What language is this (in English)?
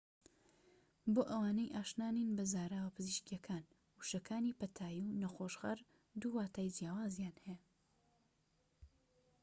Central Kurdish